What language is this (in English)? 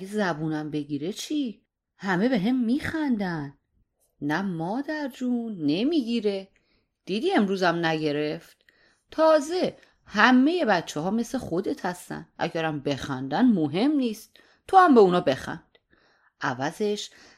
Persian